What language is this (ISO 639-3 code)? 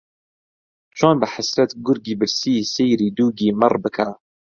ckb